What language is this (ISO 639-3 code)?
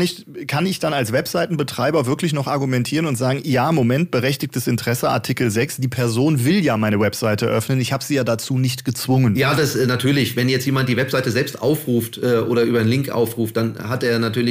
deu